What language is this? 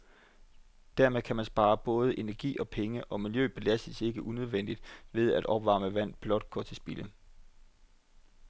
Danish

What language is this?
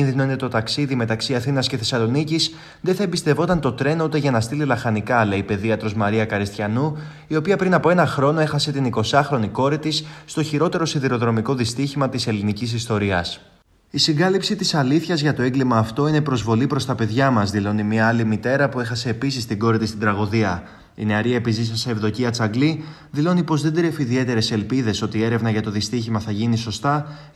Greek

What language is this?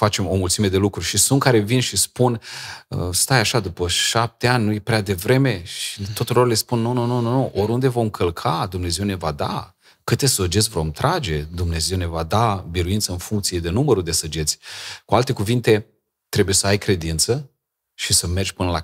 Romanian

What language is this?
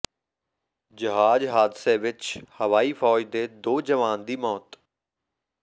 Punjabi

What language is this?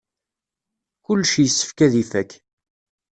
Kabyle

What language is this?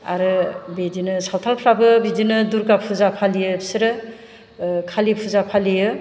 Bodo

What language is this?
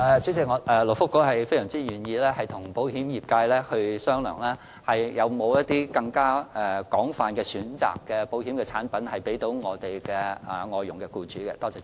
Cantonese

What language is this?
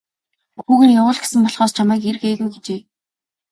Mongolian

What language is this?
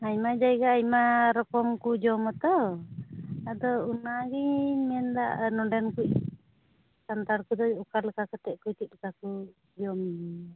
Santali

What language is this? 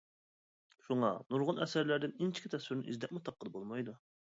Uyghur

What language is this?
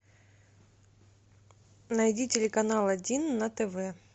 Russian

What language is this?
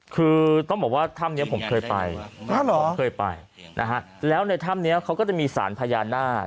Thai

